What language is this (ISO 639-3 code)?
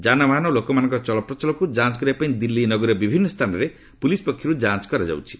ori